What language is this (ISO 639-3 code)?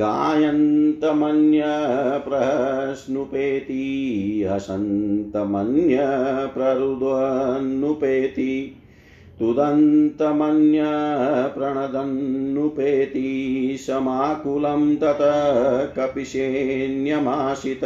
hin